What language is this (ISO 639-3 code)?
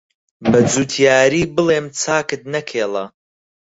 ckb